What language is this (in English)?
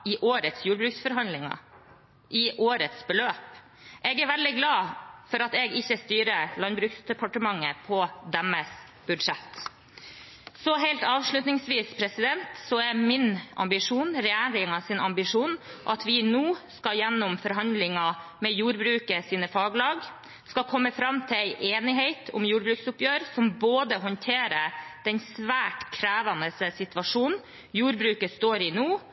Norwegian Bokmål